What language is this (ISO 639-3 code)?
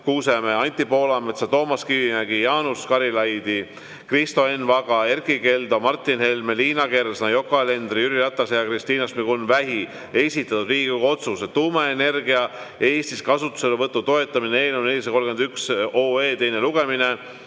est